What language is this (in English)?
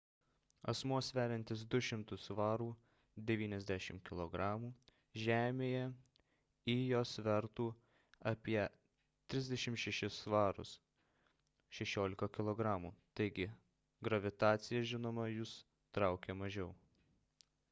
Lithuanian